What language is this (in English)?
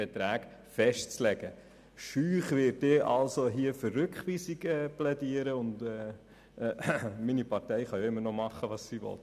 Swiss German